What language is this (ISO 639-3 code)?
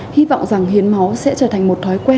vie